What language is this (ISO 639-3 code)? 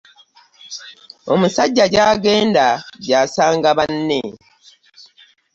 lug